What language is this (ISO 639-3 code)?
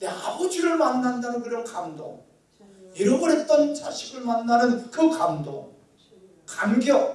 kor